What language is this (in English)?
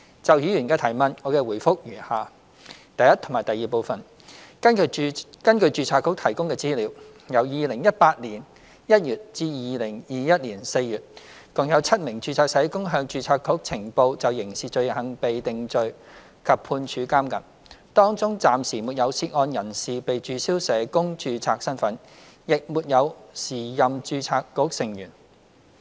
Cantonese